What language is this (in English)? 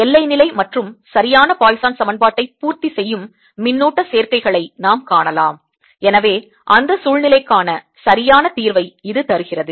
Tamil